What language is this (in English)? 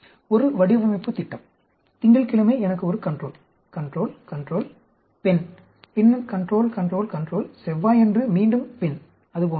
Tamil